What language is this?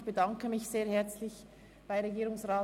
Swiss German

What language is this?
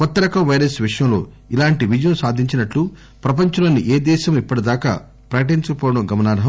Telugu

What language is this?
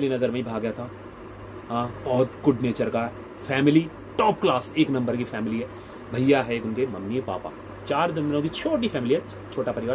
Hindi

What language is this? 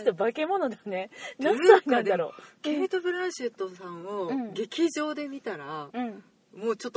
Japanese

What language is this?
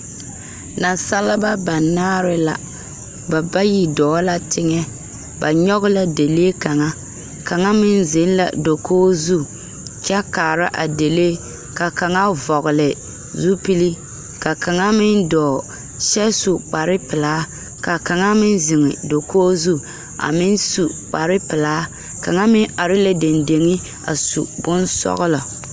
Southern Dagaare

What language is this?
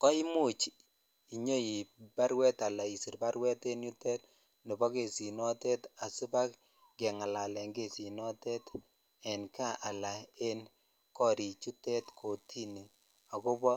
Kalenjin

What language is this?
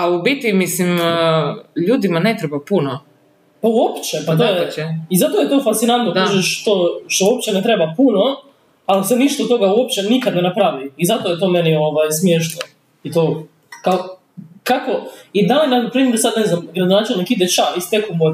Croatian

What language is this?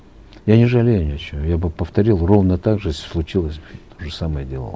Kazakh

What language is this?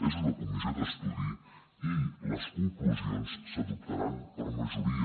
Catalan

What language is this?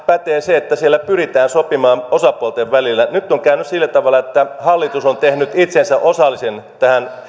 Finnish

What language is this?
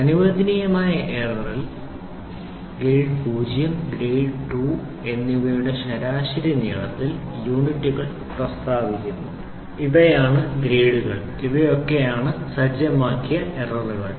Malayalam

